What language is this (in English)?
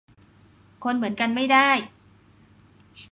Thai